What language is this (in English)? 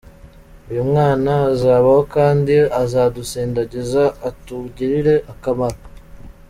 Kinyarwanda